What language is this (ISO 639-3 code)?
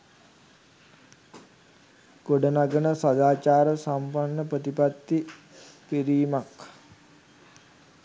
sin